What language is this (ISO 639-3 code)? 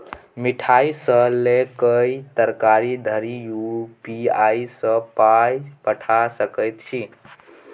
mai